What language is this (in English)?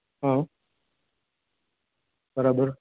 Gujarati